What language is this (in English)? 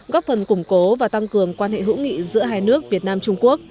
Vietnamese